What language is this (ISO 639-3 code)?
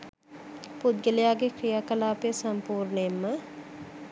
sin